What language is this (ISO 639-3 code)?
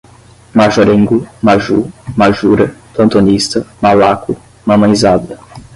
por